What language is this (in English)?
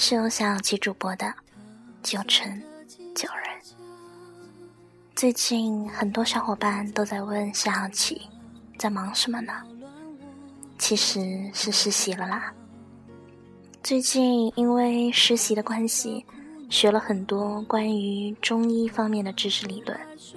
Chinese